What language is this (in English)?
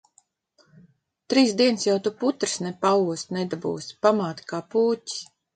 Latvian